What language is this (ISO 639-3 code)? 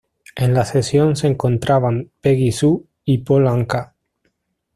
spa